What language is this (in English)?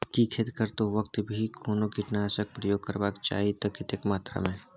Maithili